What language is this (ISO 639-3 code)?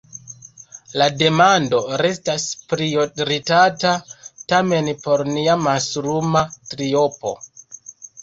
epo